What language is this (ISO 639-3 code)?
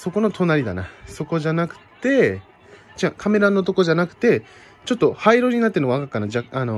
jpn